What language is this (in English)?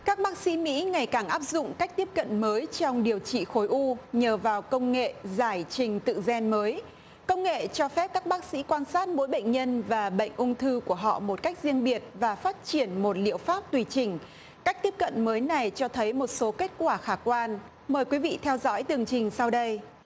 Vietnamese